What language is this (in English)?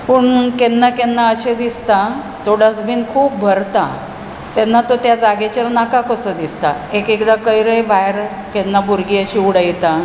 Konkani